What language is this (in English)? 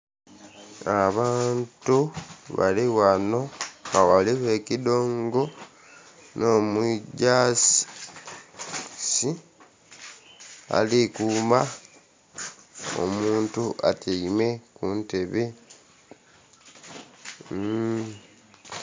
Soga